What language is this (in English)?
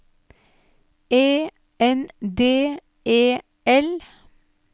Norwegian